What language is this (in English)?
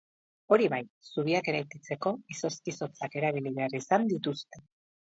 Basque